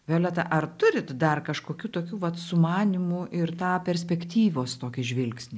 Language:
Lithuanian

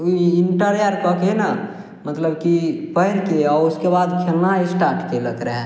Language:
Maithili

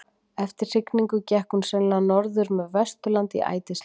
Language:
Icelandic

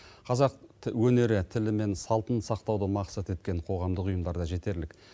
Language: Kazakh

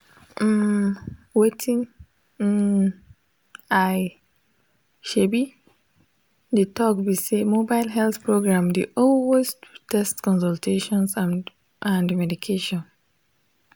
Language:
Nigerian Pidgin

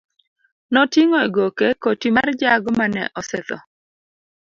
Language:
Luo (Kenya and Tanzania)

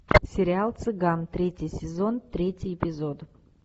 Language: Russian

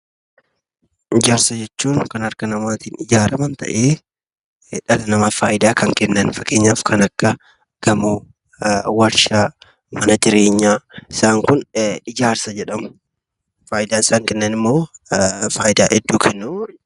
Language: Oromo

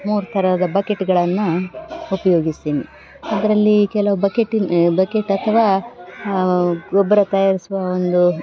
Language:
Kannada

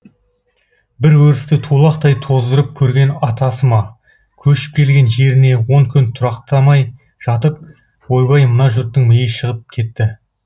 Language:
Kazakh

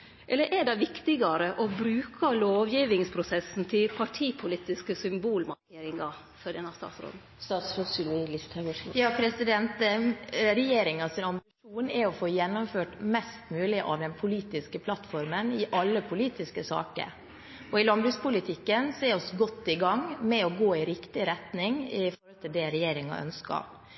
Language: Norwegian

